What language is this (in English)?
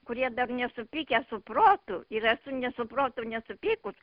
Lithuanian